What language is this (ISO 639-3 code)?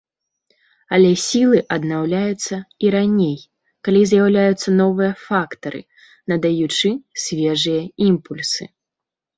bel